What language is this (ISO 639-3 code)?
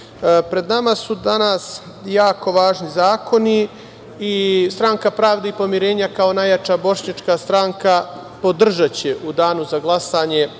srp